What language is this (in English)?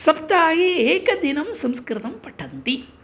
Sanskrit